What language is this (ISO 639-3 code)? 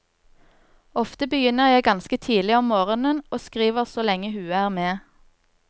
nor